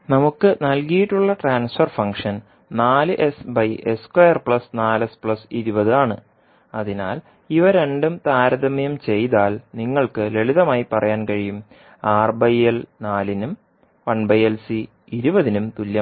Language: Malayalam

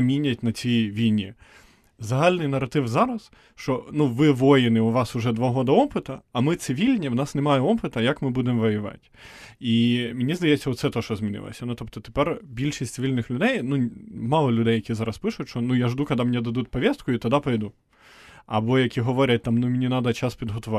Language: Ukrainian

